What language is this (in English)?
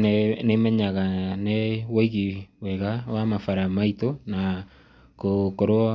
Kikuyu